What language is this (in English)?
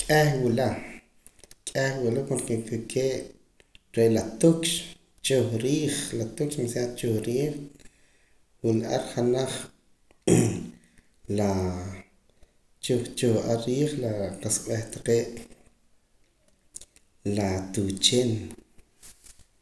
Poqomam